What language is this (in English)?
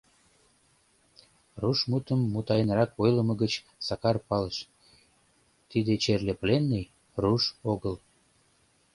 Mari